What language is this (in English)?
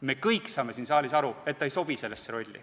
Estonian